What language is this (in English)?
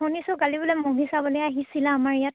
Assamese